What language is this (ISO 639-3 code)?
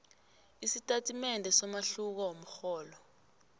nbl